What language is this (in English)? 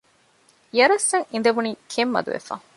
Divehi